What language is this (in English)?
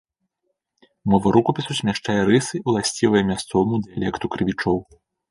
Belarusian